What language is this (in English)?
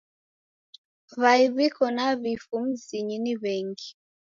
Taita